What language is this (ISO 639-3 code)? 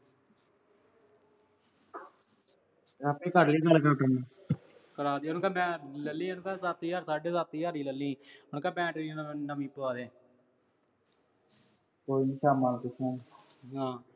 pan